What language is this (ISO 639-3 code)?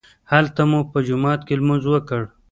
pus